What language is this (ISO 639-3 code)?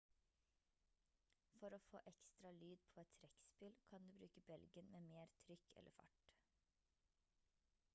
nob